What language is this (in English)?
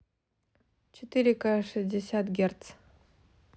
Russian